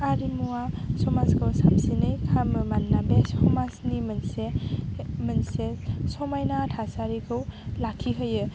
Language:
Bodo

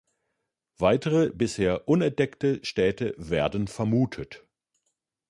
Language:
German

